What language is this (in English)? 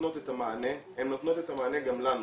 Hebrew